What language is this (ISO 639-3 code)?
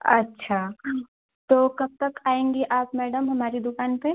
hin